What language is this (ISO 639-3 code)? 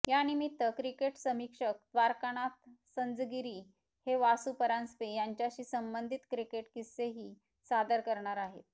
mar